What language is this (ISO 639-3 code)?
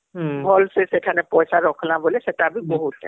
ori